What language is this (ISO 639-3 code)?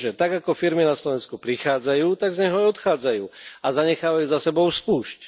slk